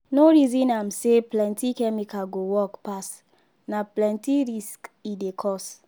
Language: Nigerian Pidgin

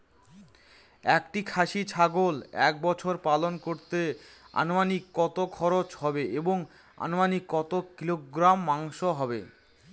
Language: Bangla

